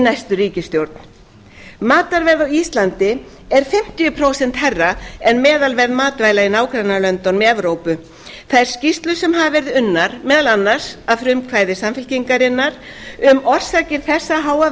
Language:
Icelandic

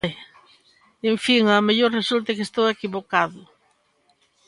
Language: Galician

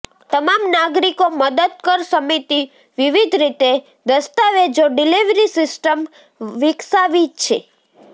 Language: Gujarati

